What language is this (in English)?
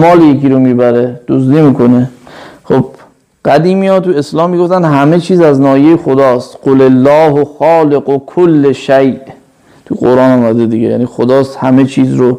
Persian